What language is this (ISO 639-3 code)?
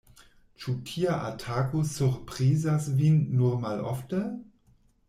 epo